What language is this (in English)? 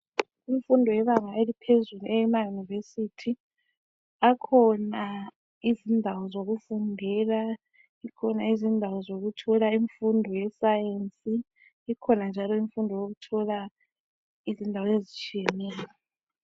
North Ndebele